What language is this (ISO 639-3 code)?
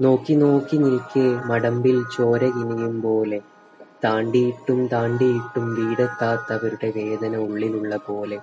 mal